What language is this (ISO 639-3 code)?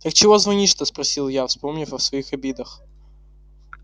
rus